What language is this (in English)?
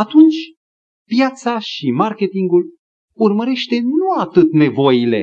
Romanian